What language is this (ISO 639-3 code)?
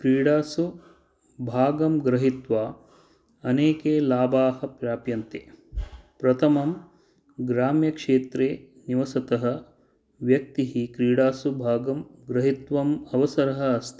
san